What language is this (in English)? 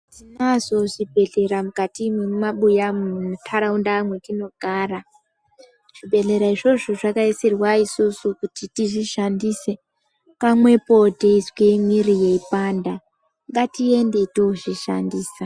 Ndau